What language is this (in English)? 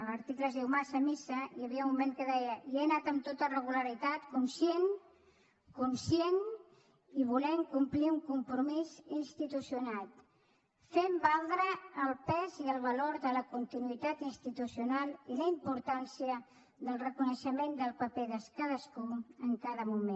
Catalan